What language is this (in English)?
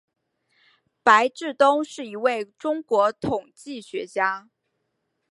Chinese